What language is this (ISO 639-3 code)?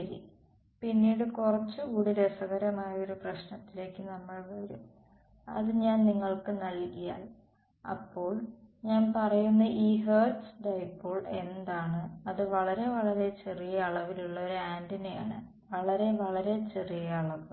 mal